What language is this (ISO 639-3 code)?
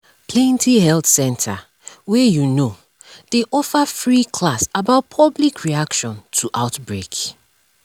pcm